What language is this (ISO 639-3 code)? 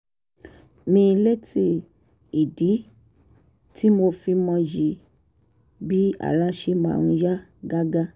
yor